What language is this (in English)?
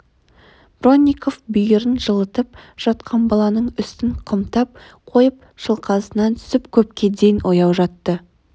Kazakh